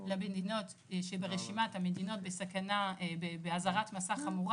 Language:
Hebrew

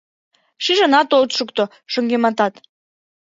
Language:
Mari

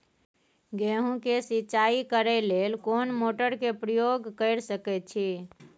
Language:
Maithili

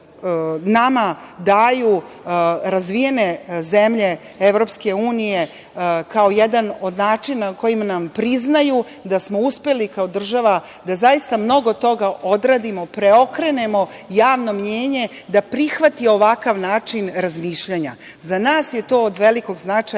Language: Serbian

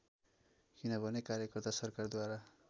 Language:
Nepali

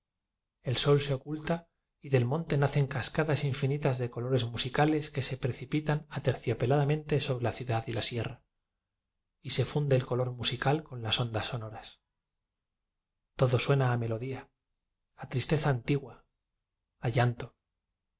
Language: Spanish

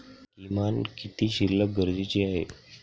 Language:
Marathi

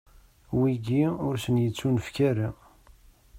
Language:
Kabyle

